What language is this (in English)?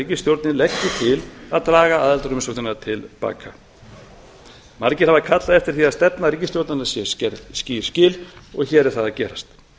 Icelandic